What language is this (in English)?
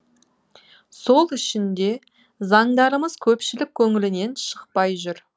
Kazakh